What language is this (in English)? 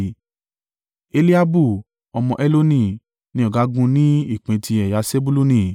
Yoruba